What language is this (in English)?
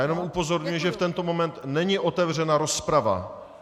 Czech